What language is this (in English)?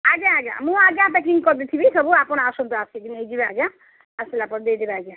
Odia